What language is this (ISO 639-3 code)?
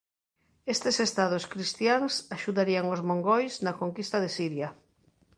glg